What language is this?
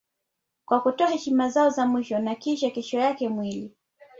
Swahili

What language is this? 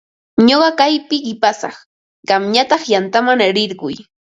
Ambo-Pasco Quechua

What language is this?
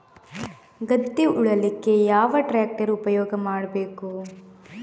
Kannada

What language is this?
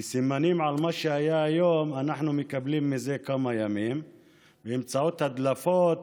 Hebrew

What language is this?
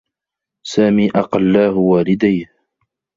Arabic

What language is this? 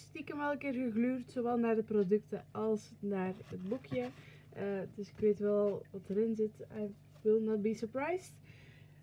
Dutch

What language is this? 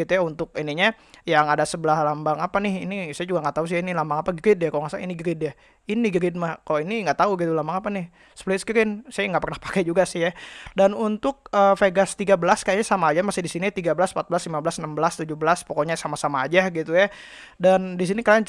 Indonesian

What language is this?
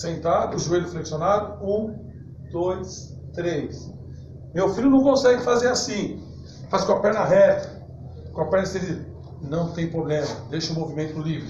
Portuguese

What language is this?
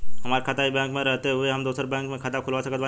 Bhojpuri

